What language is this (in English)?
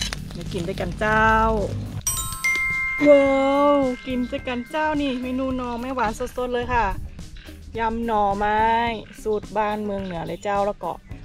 Thai